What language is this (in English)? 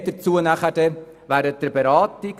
Swiss German